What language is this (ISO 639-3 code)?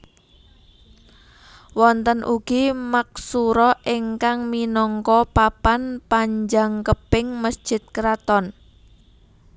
jav